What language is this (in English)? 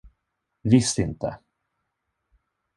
Swedish